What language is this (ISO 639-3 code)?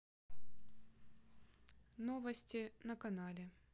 rus